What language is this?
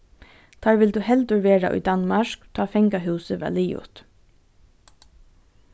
Faroese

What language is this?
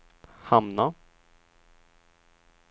Swedish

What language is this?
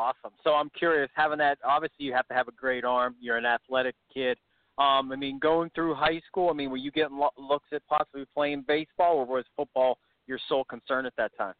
English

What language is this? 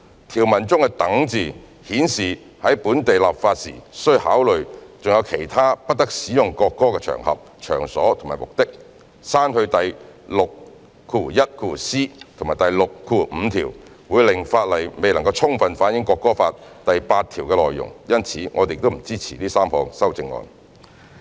Cantonese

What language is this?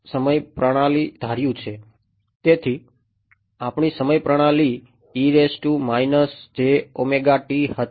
Gujarati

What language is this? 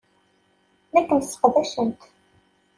Kabyle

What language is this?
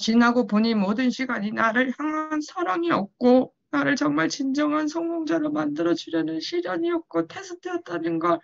Korean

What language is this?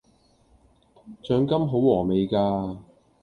Cantonese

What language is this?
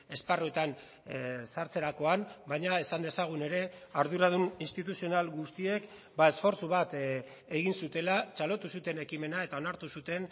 Basque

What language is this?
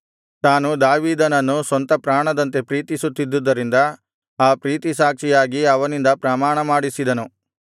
Kannada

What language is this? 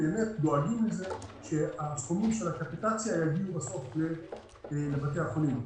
Hebrew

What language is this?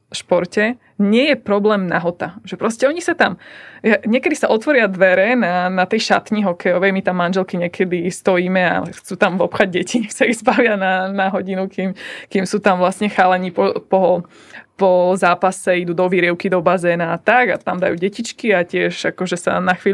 Slovak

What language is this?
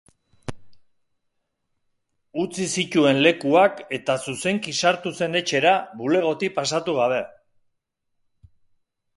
Basque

